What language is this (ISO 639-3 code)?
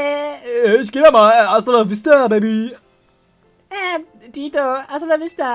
deu